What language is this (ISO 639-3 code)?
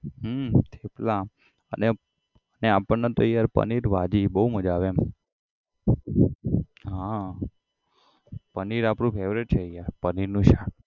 guj